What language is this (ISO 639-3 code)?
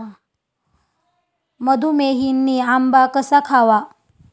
mar